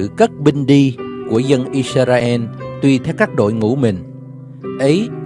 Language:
Vietnamese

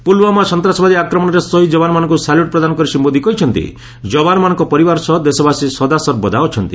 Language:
Odia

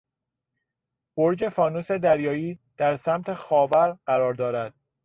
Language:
Persian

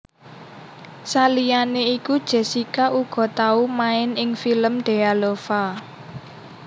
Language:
Javanese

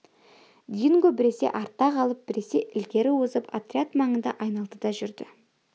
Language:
Kazakh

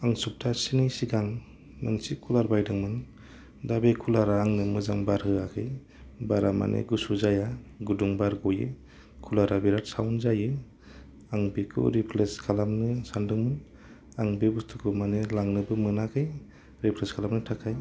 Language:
Bodo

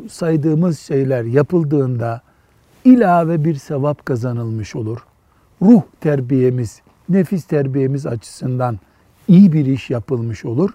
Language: Turkish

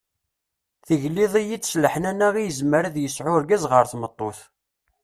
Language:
Kabyle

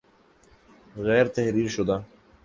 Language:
Urdu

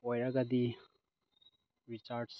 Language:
Manipuri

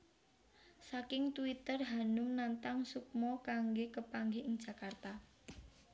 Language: Javanese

